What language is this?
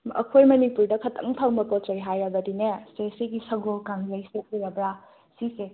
Manipuri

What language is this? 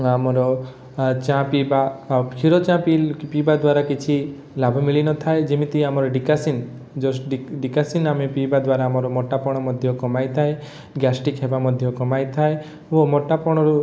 Odia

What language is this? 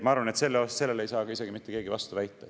Estonian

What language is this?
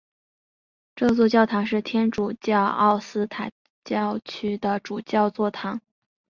Chinese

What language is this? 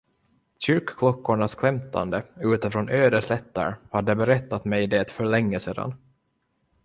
Swedish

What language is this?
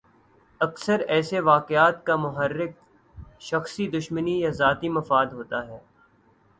Urdu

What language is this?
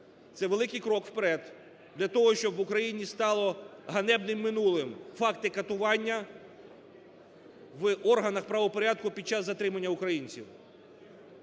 Ukrainian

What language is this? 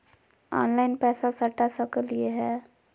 Magahi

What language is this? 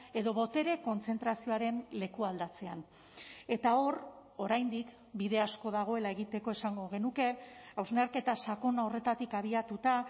Basque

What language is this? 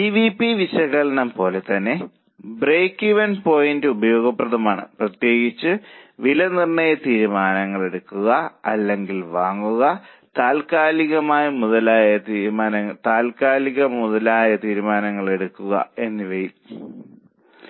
Malayalam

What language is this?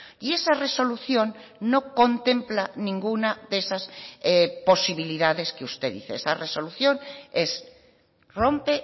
Spanish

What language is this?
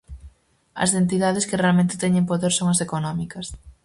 Galician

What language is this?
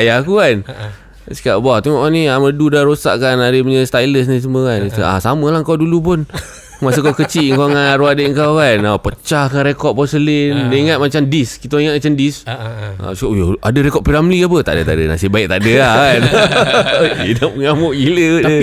Malay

